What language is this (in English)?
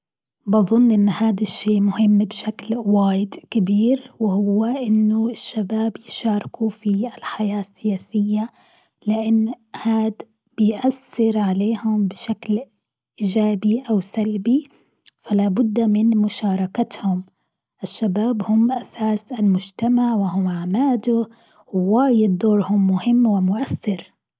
Gulf Arabic